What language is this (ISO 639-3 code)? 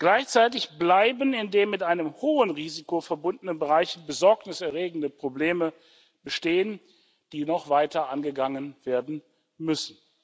deu